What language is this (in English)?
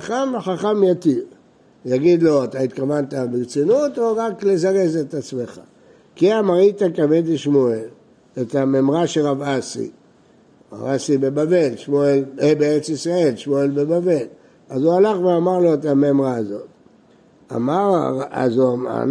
Hebrew